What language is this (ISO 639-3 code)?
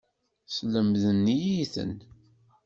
kab